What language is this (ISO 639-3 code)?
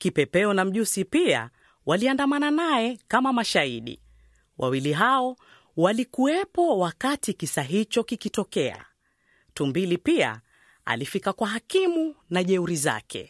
swa